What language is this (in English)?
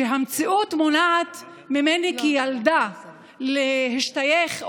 Hebrew